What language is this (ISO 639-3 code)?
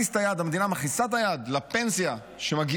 heb